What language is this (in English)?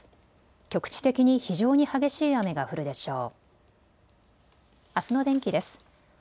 Japanese